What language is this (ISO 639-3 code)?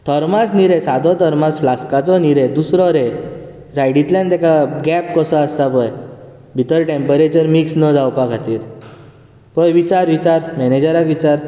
kok